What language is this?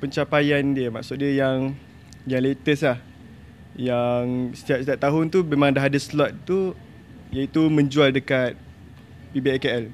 Malay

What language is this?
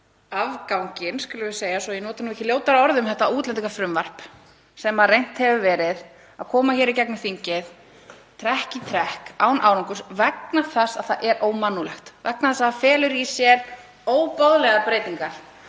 Icelandic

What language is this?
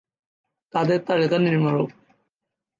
Bangla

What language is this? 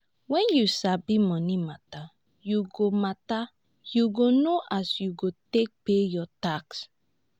Nigerian Pidgin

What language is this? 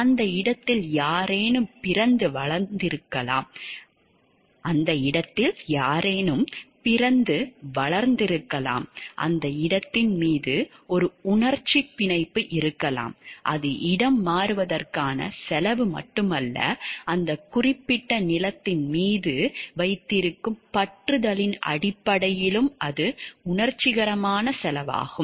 Tamil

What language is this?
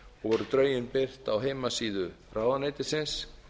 Icelandic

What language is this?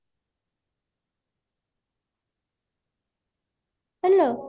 Odia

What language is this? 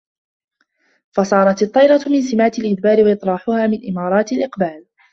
Arabic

